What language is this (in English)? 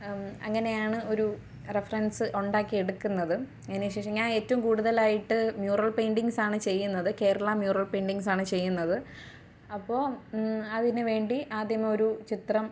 Malayalam